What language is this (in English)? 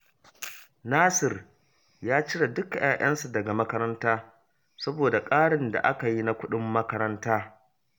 Hausa